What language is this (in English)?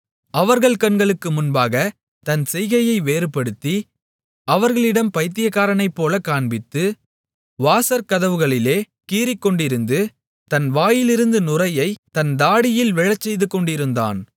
Tamil